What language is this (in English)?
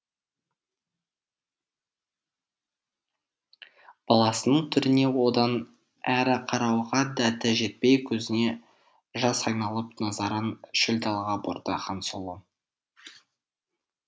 Kazakh